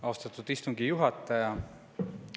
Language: Estonian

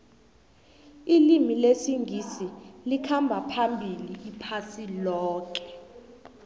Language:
South Ndebele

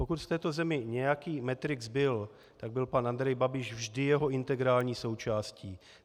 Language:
Czech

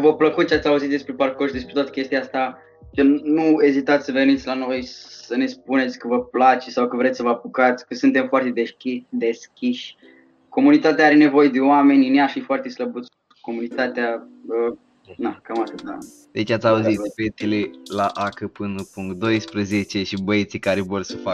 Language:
Romanian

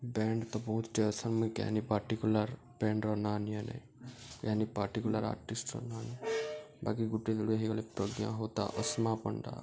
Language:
Odia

